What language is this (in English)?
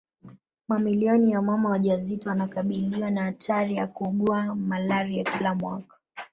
Swahili